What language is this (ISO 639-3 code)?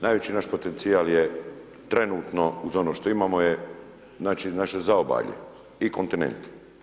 hrv